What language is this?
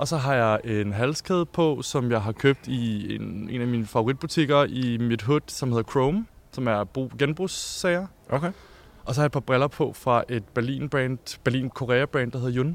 Danish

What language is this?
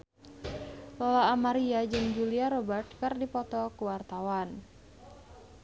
Sundanese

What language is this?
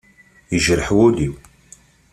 Kabyle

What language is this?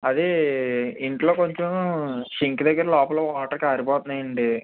Telugu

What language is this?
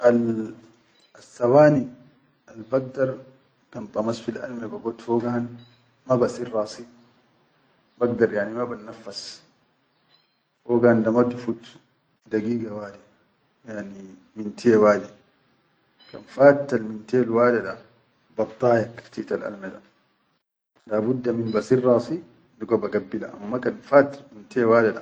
Chadian Arabic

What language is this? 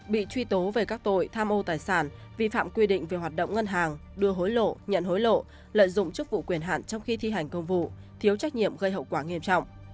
Vietnamese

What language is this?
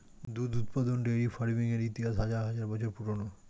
Bangla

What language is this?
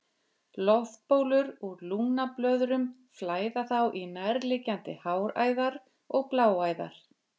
Icelandic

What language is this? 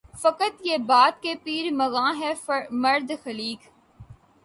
Urdu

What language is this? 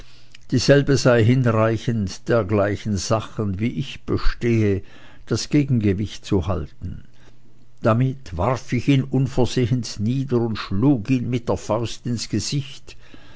German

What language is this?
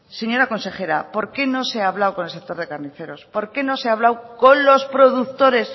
Spanish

